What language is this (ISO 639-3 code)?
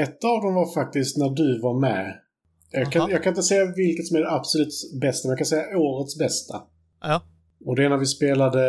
swe